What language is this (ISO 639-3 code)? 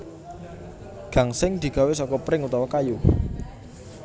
jav